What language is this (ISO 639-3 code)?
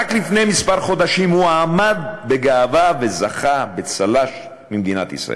heb